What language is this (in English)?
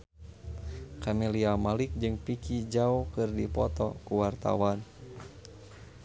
Sundanese